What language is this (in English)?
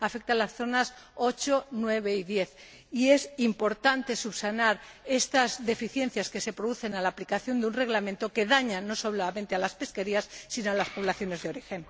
Spanish